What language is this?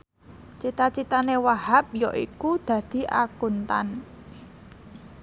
Javanese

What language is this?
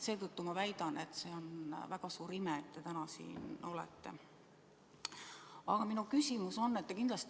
Estonian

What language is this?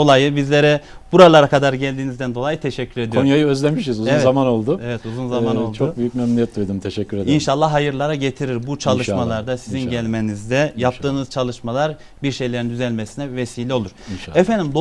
Turkish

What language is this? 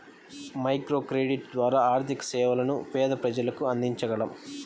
Telugu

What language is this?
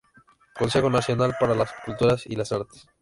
Spanish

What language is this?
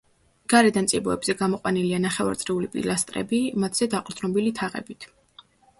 Georgian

